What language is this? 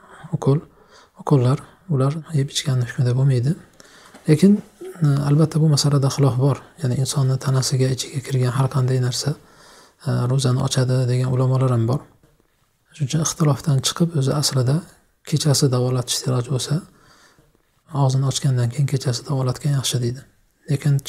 Turkish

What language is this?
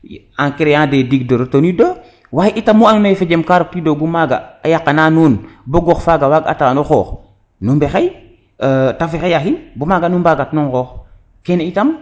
Serer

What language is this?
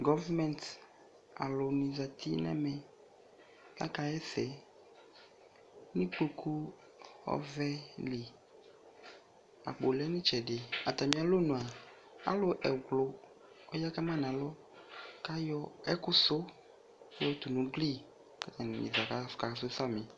Ikposo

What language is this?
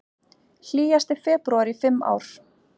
Icelandic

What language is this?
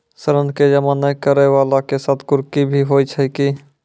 Maithili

